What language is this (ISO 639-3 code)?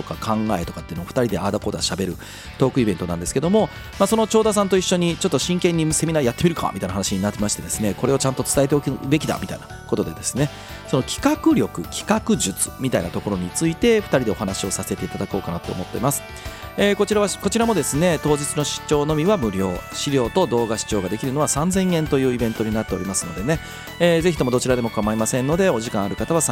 jpn